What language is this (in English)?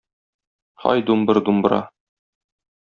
Tatar